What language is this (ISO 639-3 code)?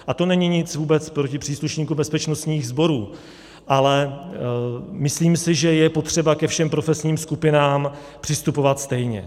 ces